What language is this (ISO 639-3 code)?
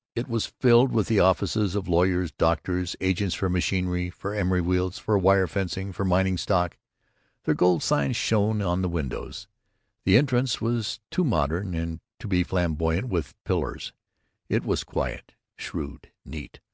eng